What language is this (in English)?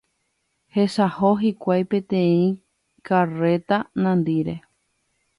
Guarani